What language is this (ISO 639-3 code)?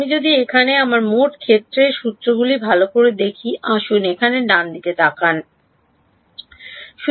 ben